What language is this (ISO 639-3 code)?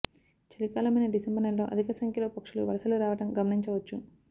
tel